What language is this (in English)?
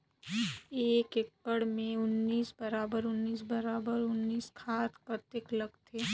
Chhattisgarhi